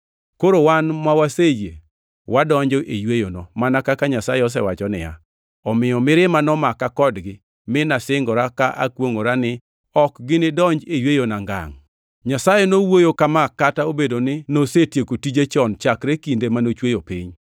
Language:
Luo (Kenya and Tanzania)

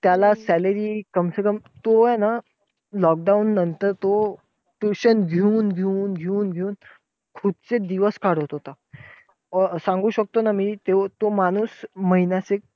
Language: Marathi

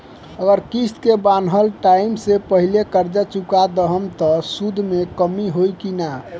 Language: Bhojpuri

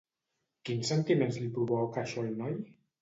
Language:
Catalan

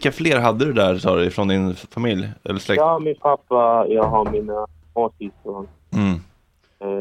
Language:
Swedish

